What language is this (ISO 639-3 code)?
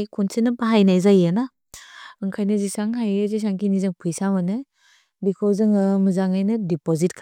brx